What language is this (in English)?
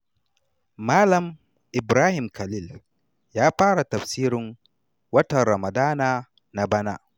Hausa